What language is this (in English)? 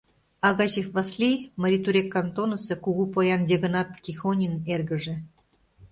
Mari